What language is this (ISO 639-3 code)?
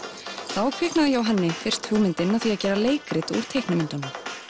isl